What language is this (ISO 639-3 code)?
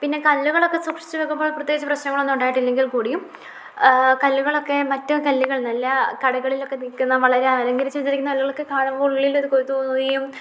mal